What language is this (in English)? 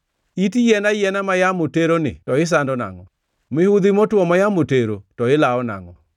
Luo (Kenya and Tanzania)